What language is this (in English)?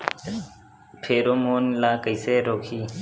Chhattisgarhi